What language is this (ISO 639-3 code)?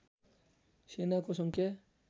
nep